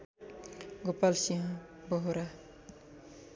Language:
Nepali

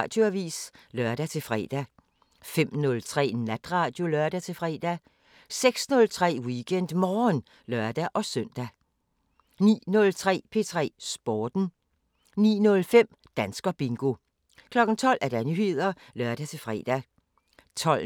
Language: Danish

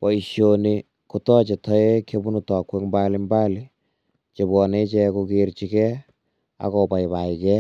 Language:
Kalenjin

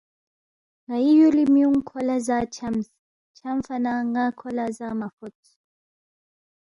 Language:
Balti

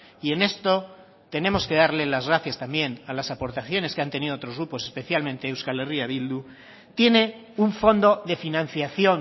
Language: Spanish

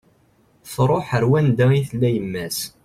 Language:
Kabyle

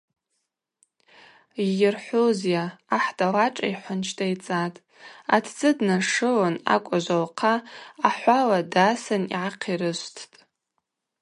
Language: Abaza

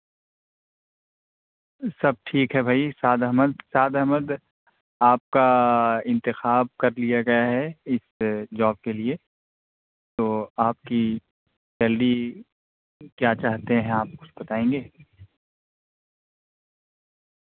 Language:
Urdu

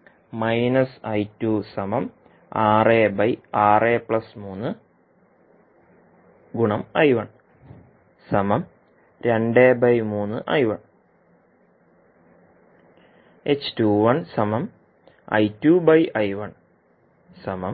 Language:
Malayalam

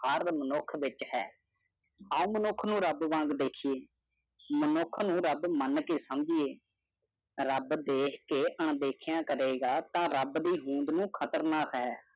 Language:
Punjabi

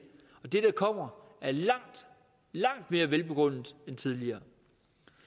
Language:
Danish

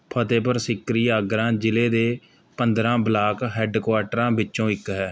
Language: Punjabi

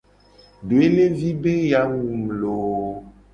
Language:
Gen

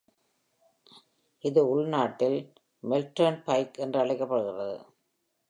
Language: Tamil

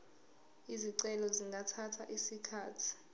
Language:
Zulu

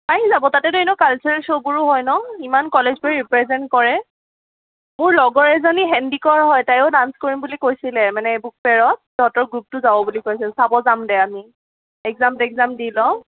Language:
Assamese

